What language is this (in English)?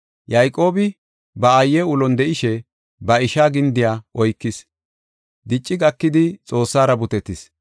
Gofa